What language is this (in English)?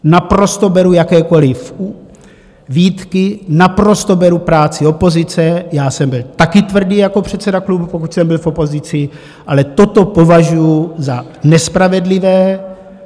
Czech